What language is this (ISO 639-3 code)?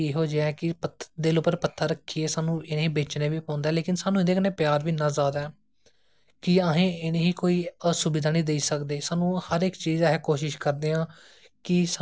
doi